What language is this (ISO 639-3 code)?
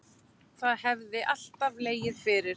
isl